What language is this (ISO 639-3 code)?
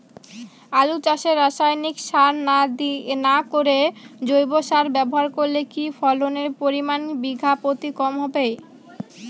ben